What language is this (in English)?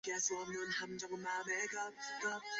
Chinese